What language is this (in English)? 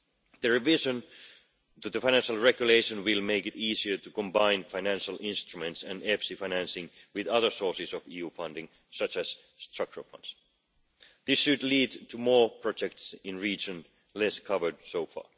English